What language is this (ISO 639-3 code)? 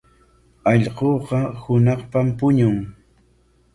qwa